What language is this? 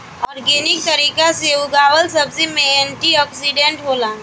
Bhojpuri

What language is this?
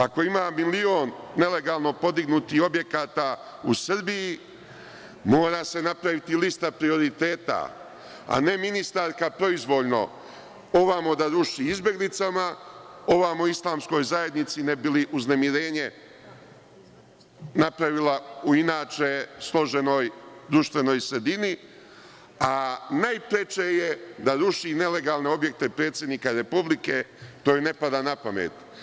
Serbian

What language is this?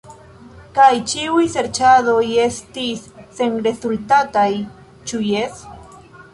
Esperanto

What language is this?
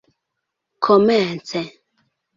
Esperanto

